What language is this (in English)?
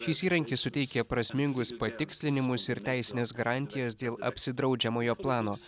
Lithuanian